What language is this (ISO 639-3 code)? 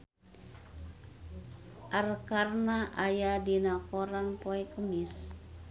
sun